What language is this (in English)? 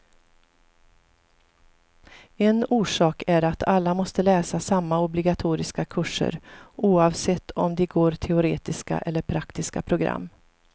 Swedish